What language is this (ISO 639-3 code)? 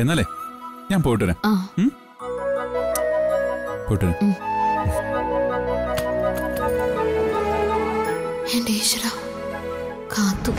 mal